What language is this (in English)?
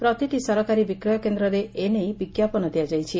Odia